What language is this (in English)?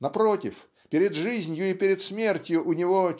Russian